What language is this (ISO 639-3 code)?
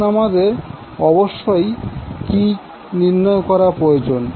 ben